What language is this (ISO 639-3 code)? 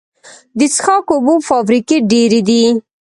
pus